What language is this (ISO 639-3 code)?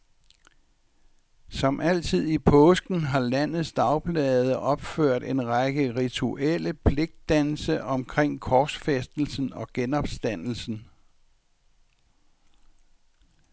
dan